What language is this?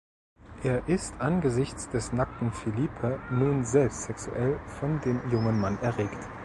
German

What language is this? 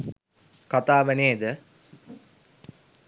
Sinhala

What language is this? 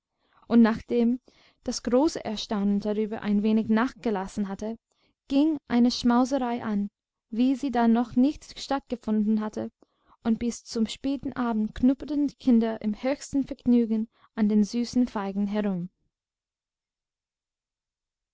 German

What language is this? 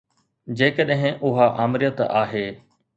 Sindhi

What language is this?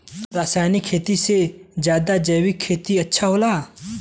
Bhojpuri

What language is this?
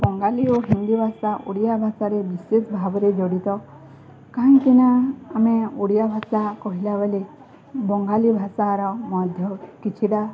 Odia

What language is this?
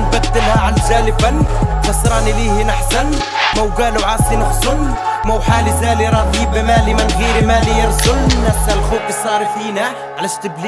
Arabic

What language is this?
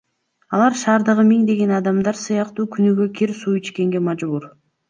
Kyrgyz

